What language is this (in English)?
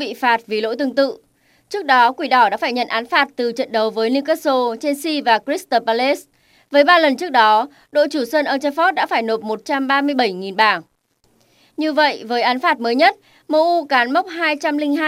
Vietnamese